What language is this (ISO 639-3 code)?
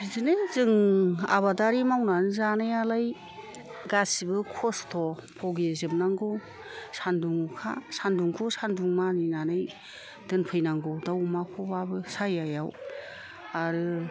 brx